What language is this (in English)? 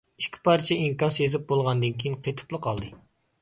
Uyghur